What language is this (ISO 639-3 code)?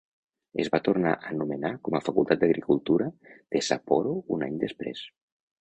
cat